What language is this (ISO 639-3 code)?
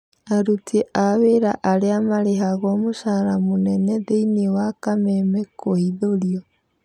kik